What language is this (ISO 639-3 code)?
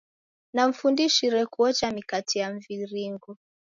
dav